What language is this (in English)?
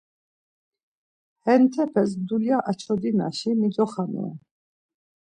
Laz